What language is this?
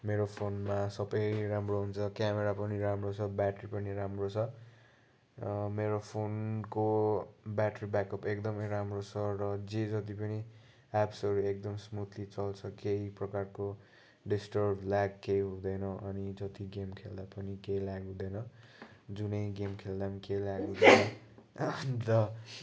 Nepali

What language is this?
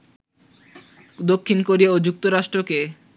Bangla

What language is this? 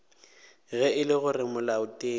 Northern Sotho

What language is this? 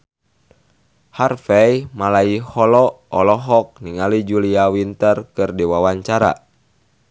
Sundanese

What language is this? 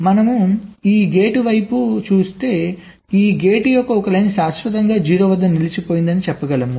Telugu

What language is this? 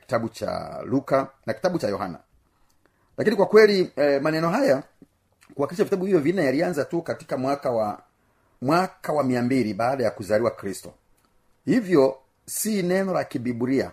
Swahili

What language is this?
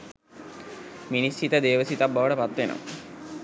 Sinhala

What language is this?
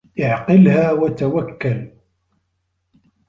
Arabic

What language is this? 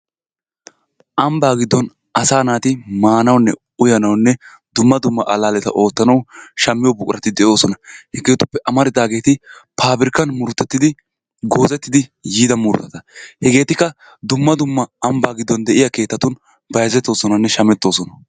Wolaytta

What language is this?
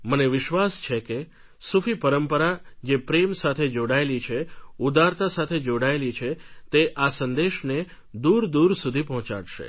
Gujarati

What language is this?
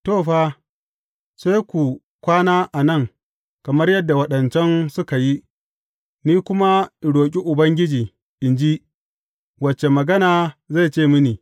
Hausa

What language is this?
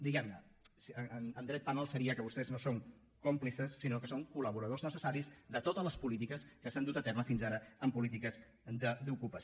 Catalan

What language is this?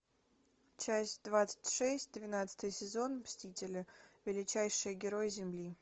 Russian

